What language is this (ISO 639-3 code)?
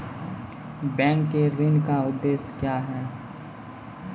mai